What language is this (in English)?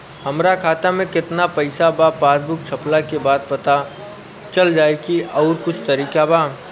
Bhojpuri